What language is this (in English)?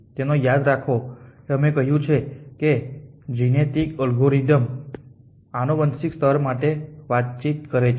Gujarati